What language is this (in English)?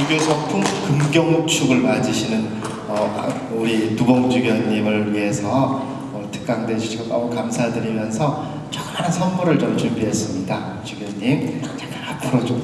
Korean